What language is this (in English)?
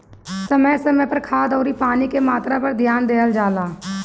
Bhojpuri